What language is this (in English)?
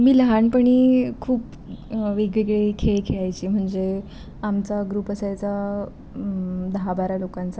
Marathi